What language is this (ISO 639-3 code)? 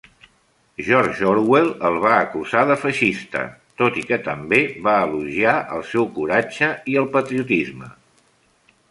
cat